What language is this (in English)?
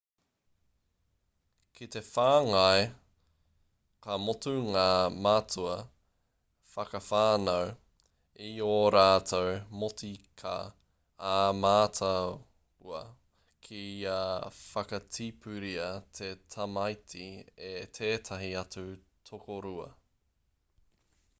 Māori